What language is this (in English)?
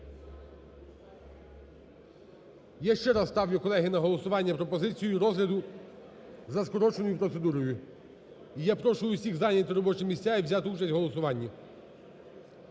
Ukrainian